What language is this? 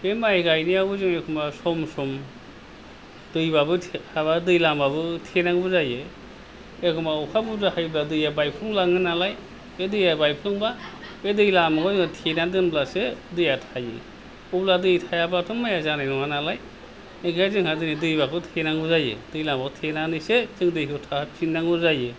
Bodo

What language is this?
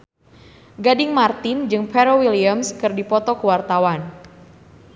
Sundanese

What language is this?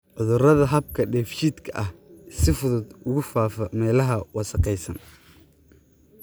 Somali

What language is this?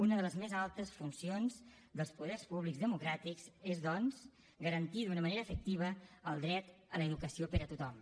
Catalan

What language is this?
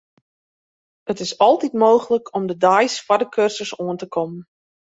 Western Frisian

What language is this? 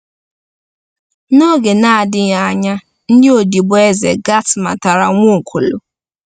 Igbo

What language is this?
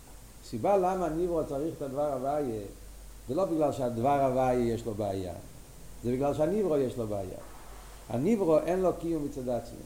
Hebrew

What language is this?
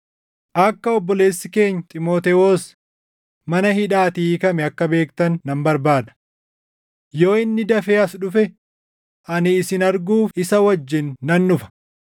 Oromo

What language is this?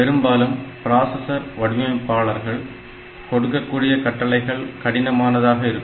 Tamil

